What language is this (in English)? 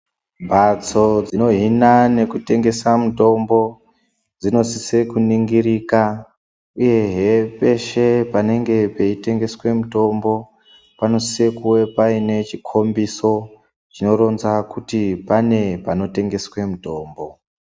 Ndau